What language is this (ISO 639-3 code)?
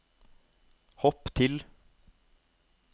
nor